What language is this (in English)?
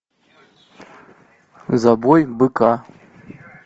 Russian